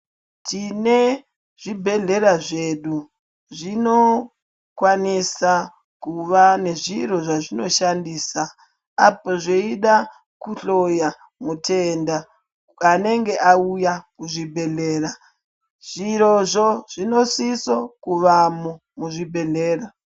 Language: Ndau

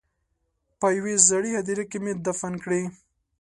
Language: Pashto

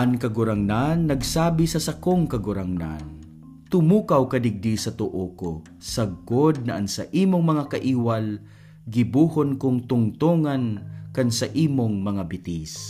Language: Filipino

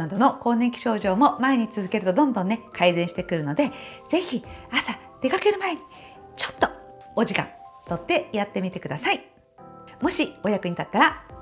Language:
Japanese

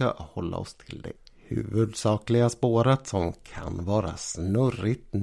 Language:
Swedish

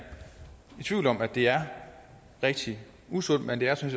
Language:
Danish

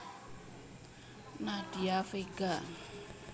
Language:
Javanese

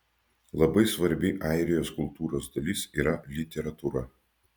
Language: Lithuanian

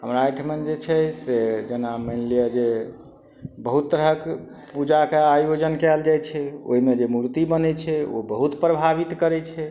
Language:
Maithili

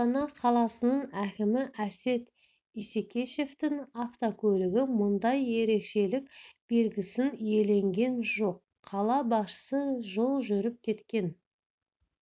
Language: Kazakh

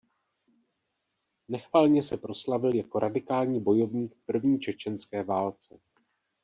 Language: Czech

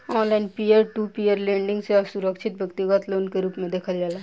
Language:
Bhojpuri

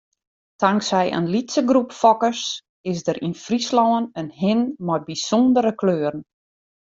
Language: Western Frisian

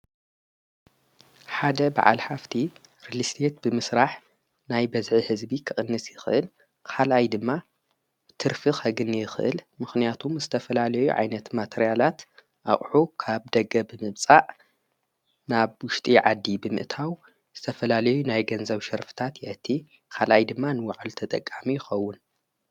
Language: Tigrinya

